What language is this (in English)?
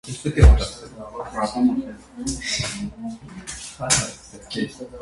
Armenian